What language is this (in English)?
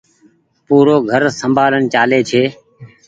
Goaria